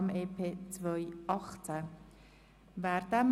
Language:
Swiss German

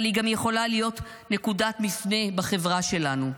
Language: Hebrew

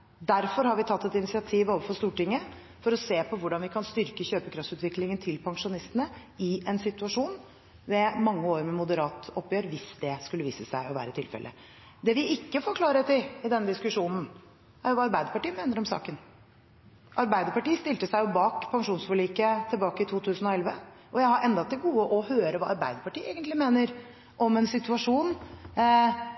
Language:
Norwegian Bokmål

